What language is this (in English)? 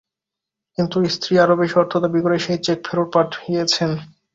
Bangla